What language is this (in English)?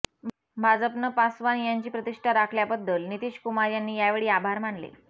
Marathi